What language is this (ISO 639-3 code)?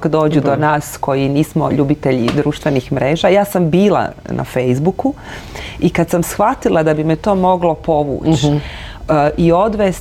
hrv